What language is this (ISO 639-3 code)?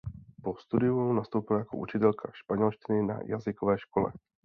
ces